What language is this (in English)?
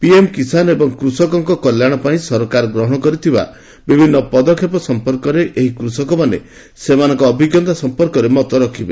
Odia